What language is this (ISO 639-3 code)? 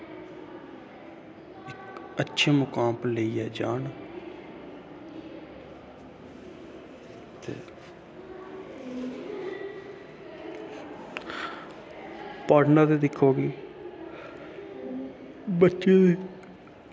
doi